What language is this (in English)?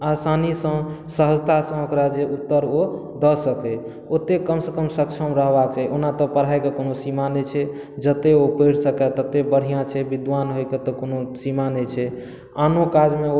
Maithili